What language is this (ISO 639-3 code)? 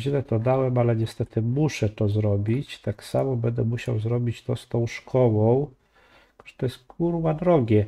pol